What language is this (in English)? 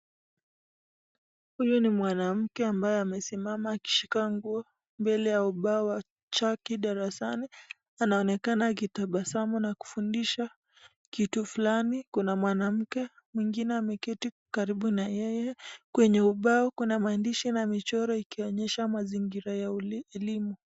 Swahili